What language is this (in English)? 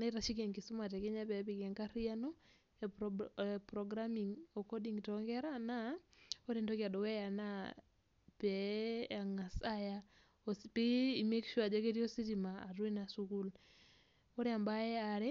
Masai